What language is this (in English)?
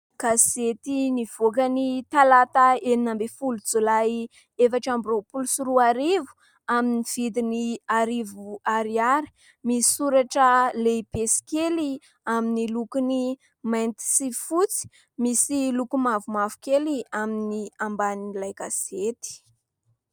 Malagasy